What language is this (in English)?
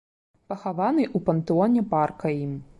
Belarusian